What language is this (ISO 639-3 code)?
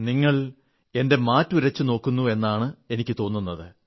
mal